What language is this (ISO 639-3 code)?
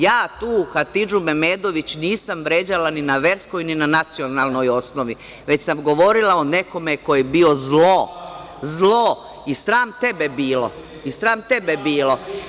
srp